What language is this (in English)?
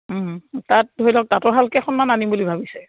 Assamese